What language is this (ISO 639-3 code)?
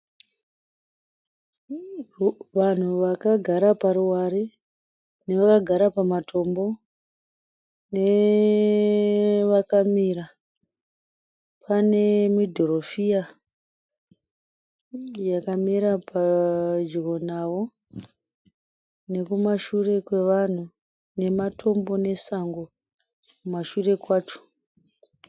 sna